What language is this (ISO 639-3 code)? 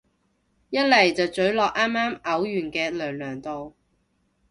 yue